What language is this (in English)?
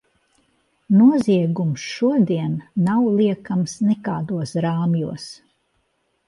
Latvian